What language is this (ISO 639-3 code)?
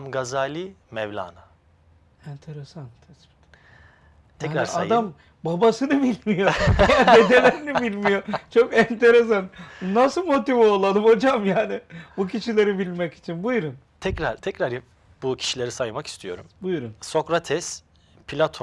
tur